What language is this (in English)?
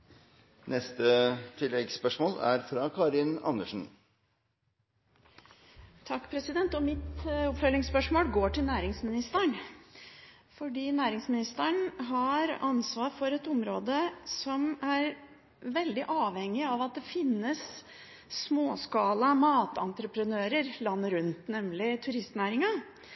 Norwegian